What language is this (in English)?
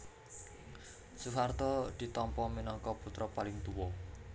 Javanese